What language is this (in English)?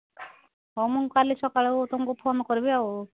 Odia